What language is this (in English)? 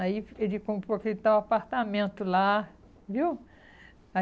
Portuguese